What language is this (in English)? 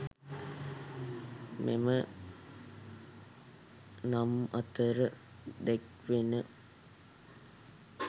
Sinhala